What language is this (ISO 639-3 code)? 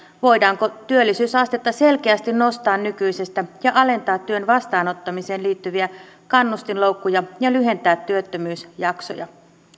fin